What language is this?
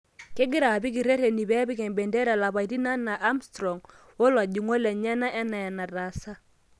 Masai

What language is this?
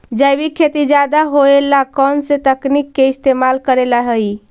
Magahi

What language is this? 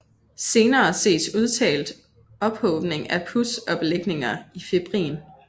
Danish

